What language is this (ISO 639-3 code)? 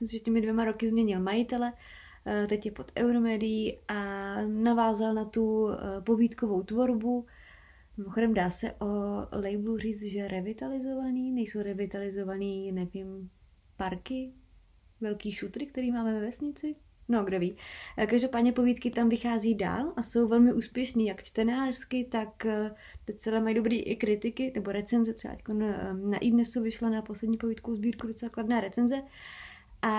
ces